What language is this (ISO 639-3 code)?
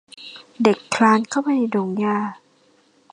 tha